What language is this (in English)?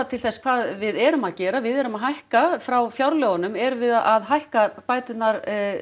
Icelandic